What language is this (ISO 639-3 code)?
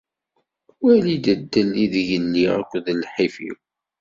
kab